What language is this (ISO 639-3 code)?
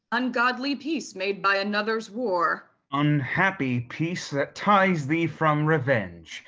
eng